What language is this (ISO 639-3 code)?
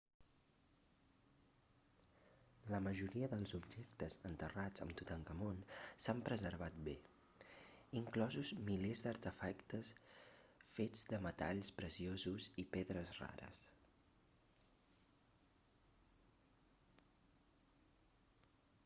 cat